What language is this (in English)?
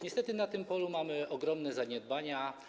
Polish